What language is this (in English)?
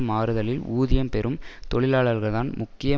Tamil